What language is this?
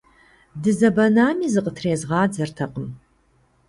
Kabardian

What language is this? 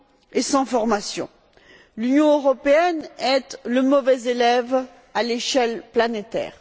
French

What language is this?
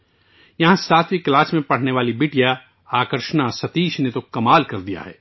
Urdu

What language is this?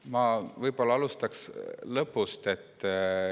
Estonian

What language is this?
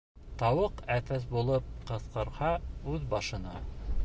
Bashkir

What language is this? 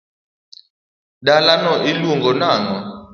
Luo (Kenya and Tanzania)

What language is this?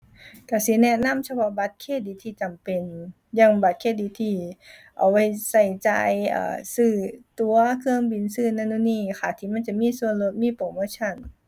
Thai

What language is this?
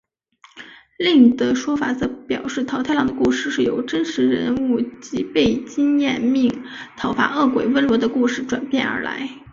Chinese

